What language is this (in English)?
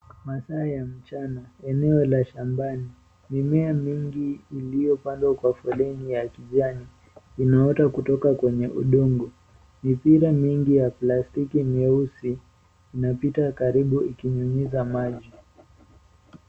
Swahili